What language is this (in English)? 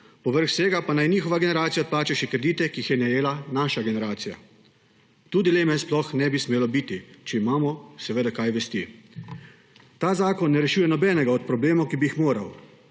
Slovenian